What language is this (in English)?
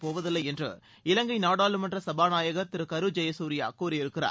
Tamil